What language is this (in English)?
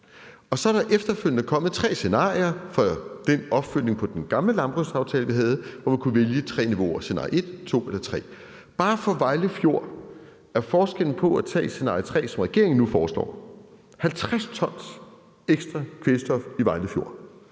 Danish